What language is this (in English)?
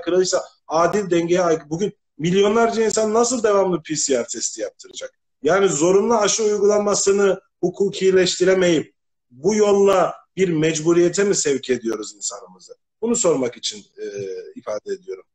Turkish